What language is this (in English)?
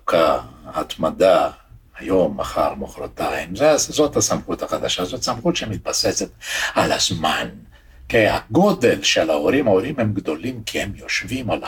Hebrew